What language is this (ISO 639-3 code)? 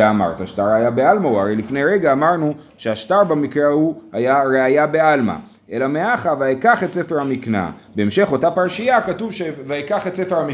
heb